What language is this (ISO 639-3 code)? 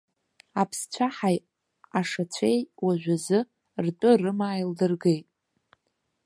abk